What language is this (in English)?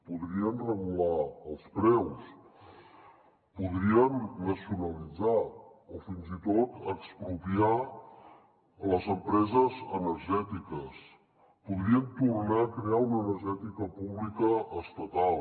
Catalan